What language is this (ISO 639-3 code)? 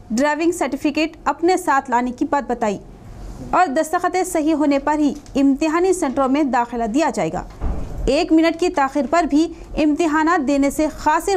hin